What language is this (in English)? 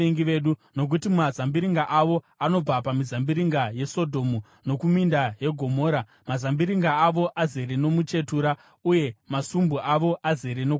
Shona